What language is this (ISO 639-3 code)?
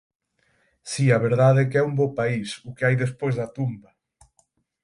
glg